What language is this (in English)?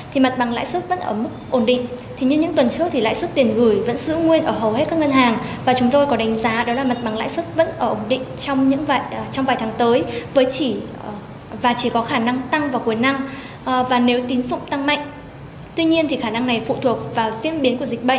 Vietnamese